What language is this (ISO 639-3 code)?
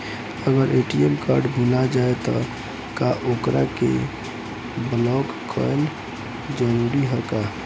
bho